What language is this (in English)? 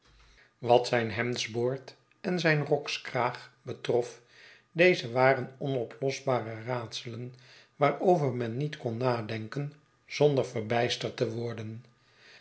Dutch